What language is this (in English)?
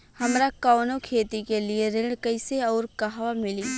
Bhojpuri